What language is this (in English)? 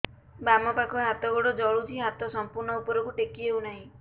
Odia